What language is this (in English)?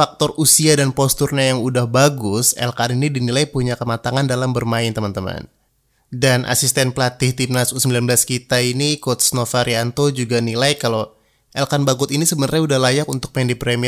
Indonesian